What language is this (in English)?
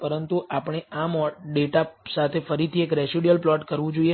Gujarati